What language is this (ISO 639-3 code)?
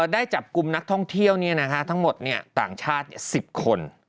tha